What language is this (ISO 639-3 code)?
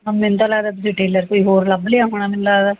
pan